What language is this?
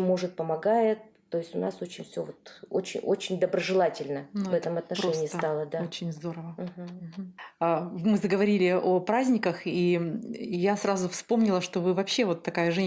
Russian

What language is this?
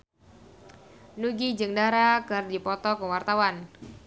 Sundanese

